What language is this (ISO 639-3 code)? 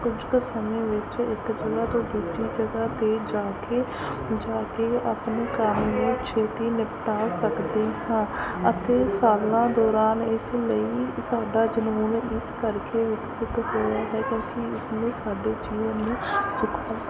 pan